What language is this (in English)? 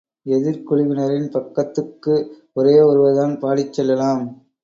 Tamil